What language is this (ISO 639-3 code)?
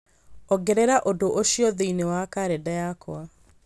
kik